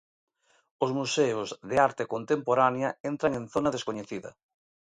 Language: Galician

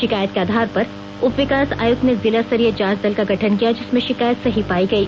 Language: Hindi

